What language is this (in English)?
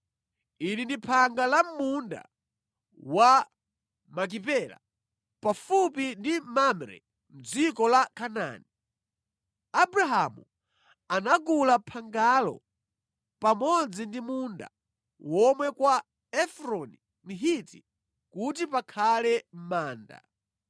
Nyanja